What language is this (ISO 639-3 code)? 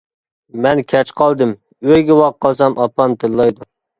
uig